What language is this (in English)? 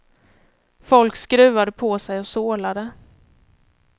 Swedish